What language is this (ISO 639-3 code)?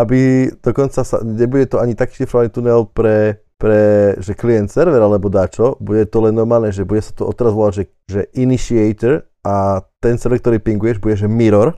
slk